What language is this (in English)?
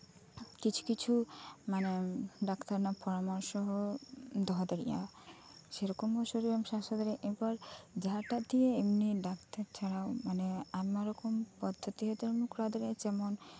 Santali